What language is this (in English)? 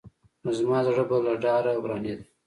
Pashto